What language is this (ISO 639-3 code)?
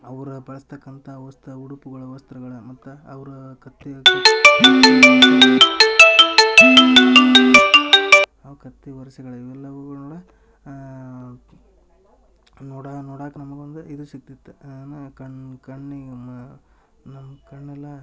kan